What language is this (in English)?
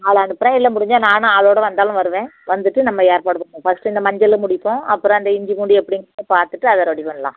Tamil